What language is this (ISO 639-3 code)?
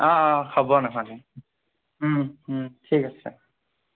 asm